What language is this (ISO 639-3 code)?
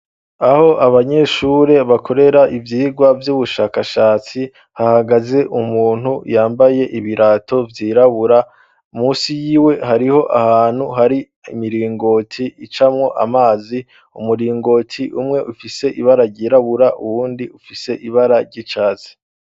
run